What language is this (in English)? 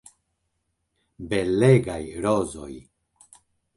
Esperanto